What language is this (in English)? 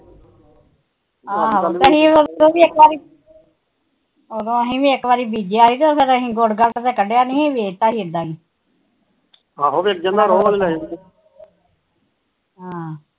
Punjabi